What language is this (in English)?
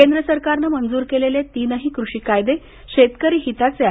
Marathi